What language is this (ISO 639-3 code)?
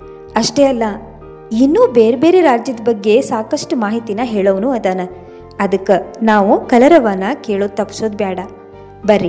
kan